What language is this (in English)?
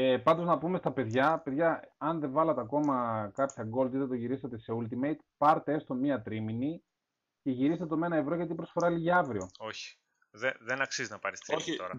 Greek